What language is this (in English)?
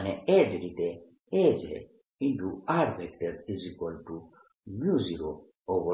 Gujarati